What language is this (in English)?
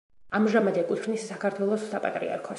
Georgian